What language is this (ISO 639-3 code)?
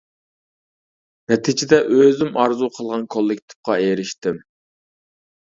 uig